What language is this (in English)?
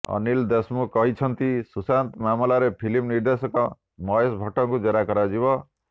Odia